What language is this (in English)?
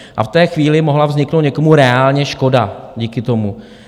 Czech